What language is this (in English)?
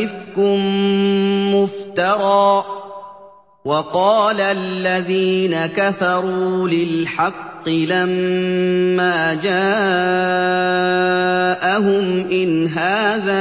Arabic